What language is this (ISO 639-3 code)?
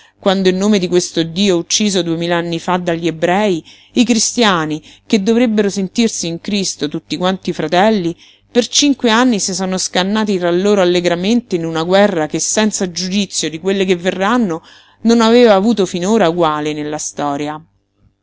ita